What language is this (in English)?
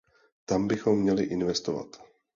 Czech